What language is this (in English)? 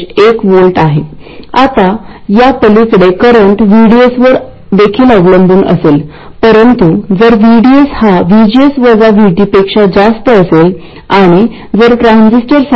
Marathi